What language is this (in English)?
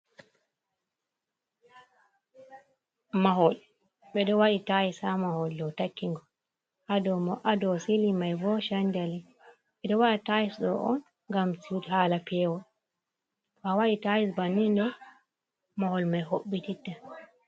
Fula